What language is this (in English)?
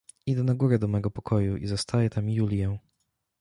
Polish